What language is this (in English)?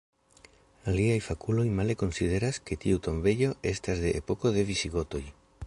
Esperanto